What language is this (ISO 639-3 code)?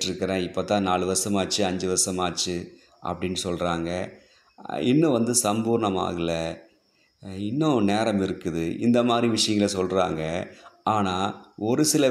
tam